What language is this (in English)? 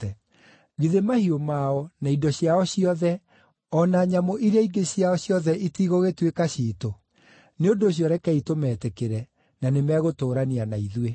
Kikuyu